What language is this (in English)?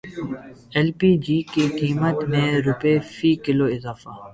Urdu